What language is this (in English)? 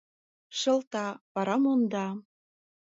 Mari